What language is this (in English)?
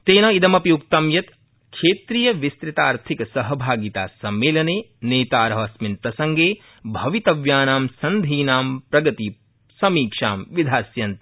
Sanskrit